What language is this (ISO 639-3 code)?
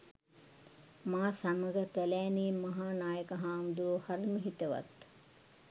sin